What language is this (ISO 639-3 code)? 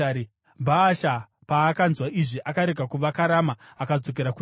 sna